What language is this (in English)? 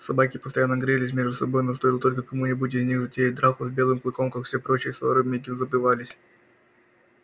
Russian